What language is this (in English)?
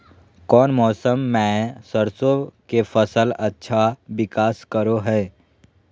Magahi